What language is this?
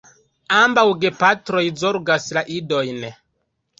Esperanto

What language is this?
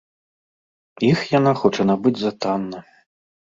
Belarusian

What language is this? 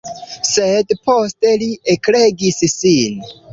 Esperanto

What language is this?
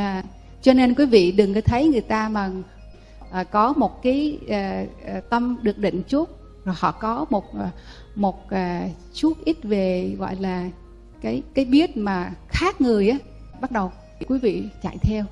Vietnamese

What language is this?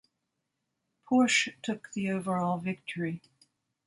English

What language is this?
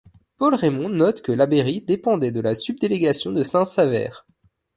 French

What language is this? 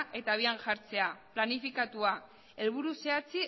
Basque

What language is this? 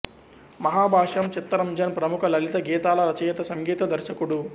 Telugu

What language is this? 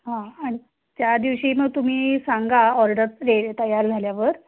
Marathi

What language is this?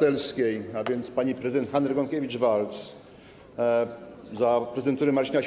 Polish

